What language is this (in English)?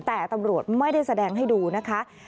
Thai